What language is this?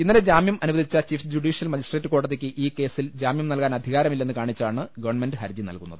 Malayalam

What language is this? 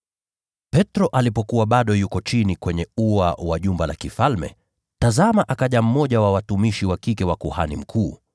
Swahili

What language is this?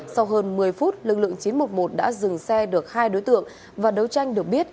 Vietnamese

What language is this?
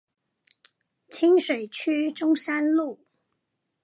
Chinese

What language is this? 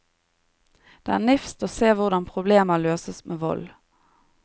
Norwegian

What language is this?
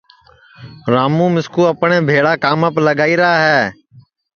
Sansi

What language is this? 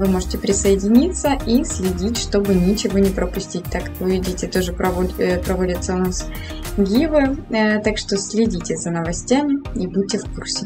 Russian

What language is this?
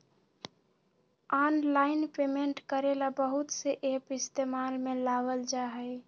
Magahi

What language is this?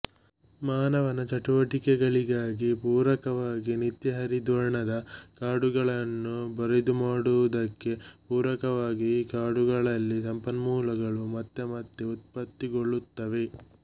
Kannada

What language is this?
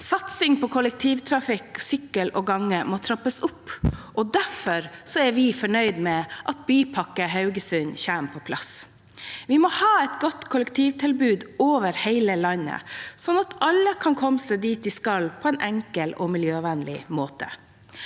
Norwegian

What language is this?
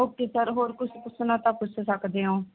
Punjabi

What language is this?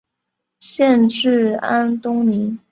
Chinese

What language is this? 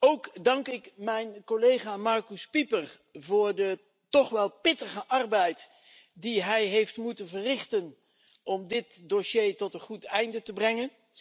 Dutch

